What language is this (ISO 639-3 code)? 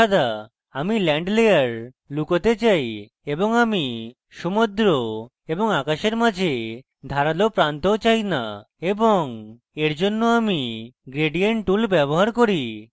ben